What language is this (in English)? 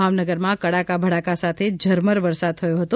Gujarati